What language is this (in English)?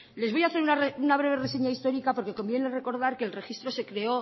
Spanish